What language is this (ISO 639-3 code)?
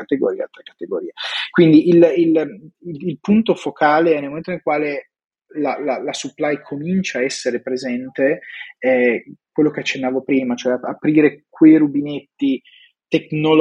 ita